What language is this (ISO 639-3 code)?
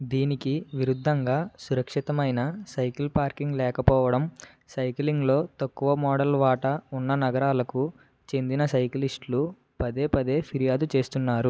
tel